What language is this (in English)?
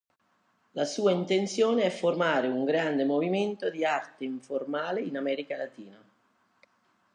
Italian